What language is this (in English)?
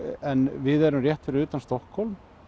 Icelandic